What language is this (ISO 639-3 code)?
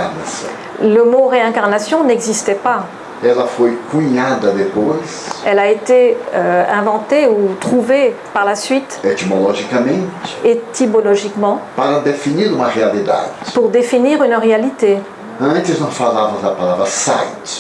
fra